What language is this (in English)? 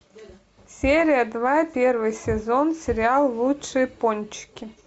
Russian